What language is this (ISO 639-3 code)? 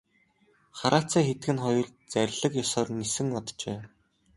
mon